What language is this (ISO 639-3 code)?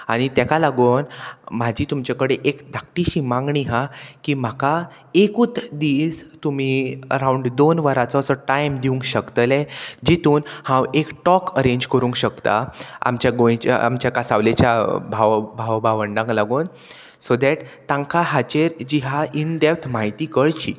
kok